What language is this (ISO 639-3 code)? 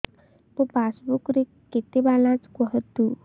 ori